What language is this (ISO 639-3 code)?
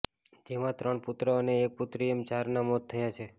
guj